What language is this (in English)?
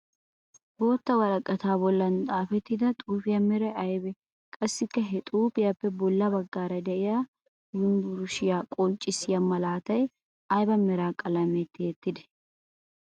Wolaytta